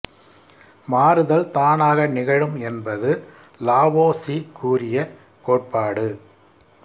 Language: Tamil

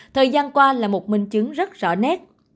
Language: Vietnamese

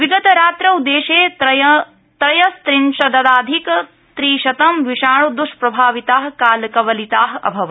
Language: Sanskrit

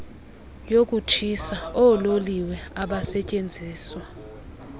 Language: Xhosa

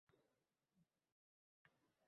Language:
Uzbek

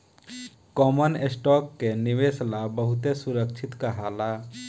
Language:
Bhojpuri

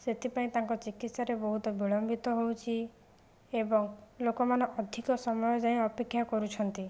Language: Odia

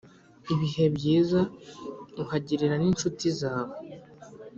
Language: Kinyarwanda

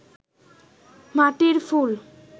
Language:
Bangla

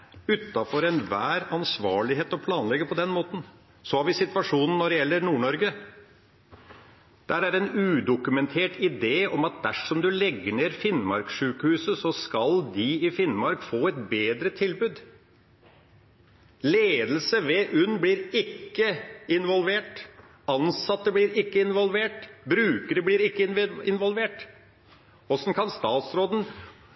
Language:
Norwegian Bokmål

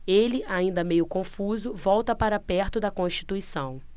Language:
Portuguese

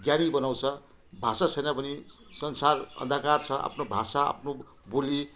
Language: Nepali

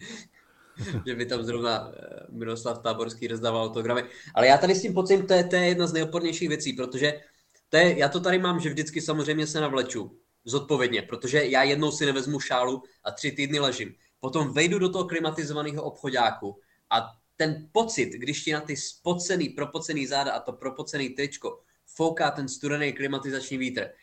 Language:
Czech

